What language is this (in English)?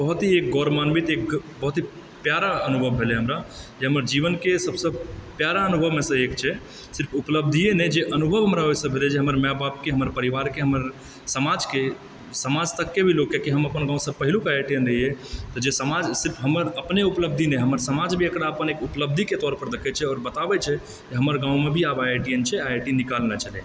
Maithili